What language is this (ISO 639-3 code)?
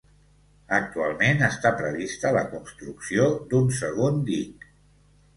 cat